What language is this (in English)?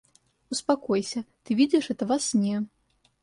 Russian